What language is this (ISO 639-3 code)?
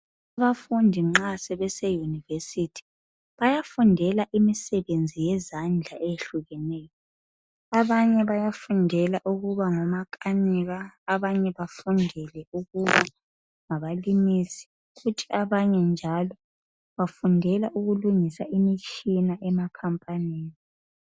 nde